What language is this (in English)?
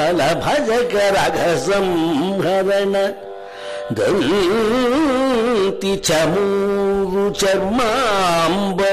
Kannada